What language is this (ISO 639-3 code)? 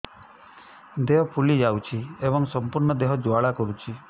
ori